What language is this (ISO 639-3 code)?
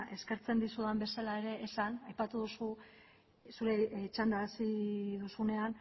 eus